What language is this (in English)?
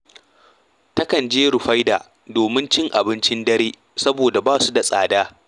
Hausa